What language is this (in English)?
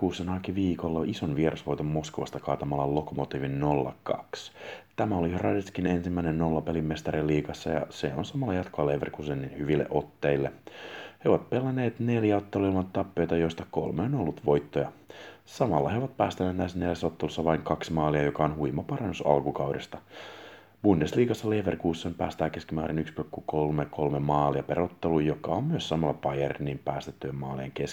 Finnish